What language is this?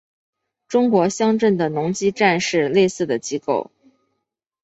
Chinese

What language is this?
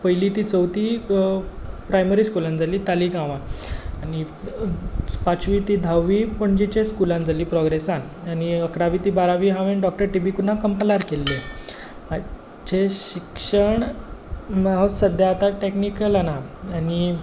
Konkani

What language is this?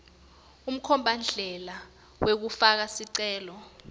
Swati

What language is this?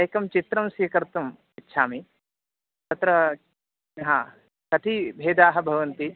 Sanskrit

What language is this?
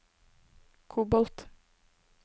Norwegian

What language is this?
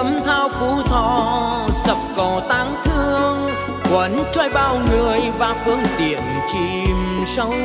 Vietnamese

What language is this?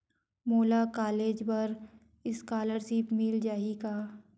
Chhattisgarhi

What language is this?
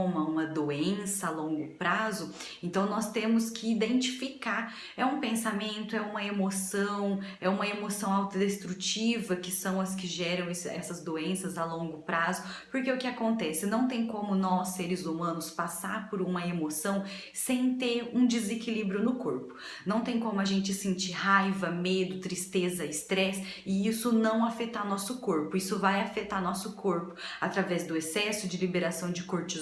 Portuguese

